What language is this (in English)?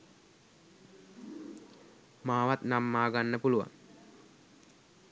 Sinhala